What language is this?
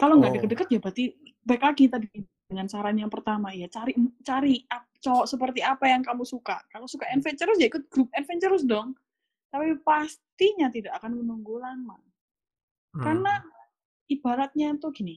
Indonesian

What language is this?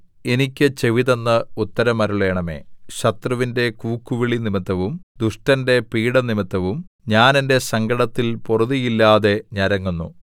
Malayalam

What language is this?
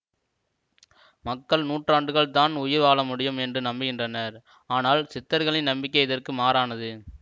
Tamil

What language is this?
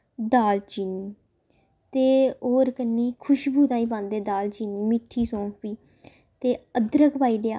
Dogri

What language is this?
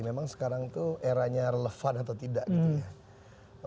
Indonesian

